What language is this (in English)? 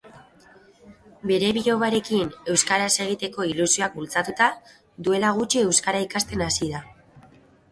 Basque